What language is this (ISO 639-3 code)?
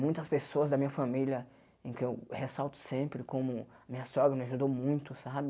por